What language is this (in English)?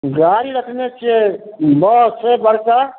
Maithili